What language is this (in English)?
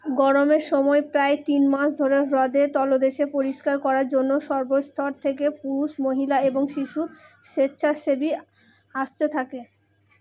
Bangla